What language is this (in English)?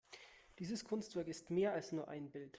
German